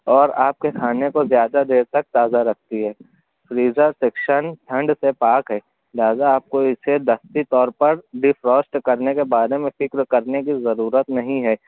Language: Urdu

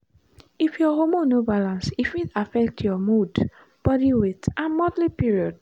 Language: Nigerian Pidgin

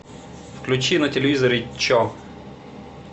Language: Russian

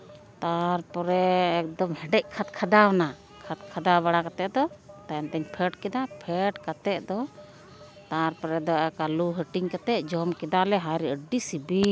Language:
Santali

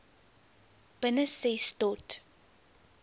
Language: Afrikaans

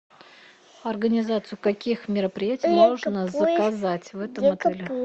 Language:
Russian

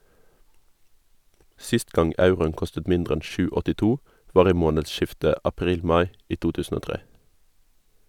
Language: Norwegian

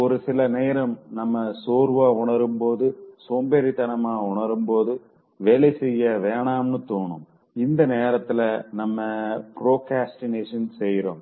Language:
Tamil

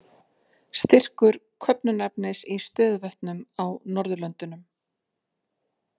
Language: Icelandic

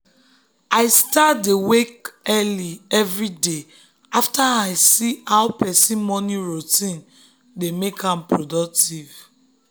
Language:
Nigerian Pidgin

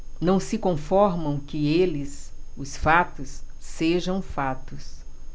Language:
Portuguese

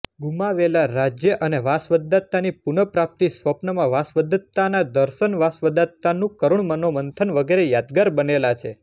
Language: Gujarati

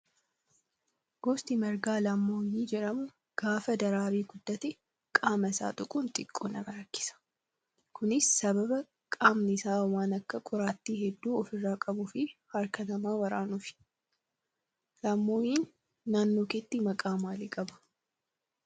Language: Oromo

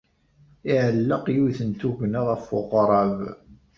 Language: Kabyle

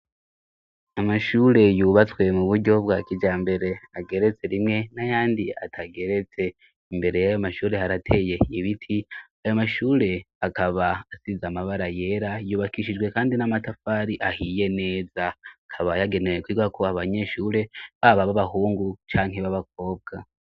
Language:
Rundi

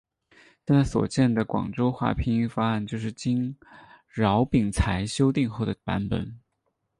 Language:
Chinese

